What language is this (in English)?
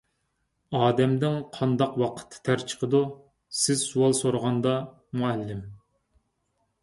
Uyghur